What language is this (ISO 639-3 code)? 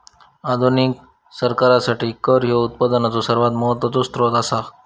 mar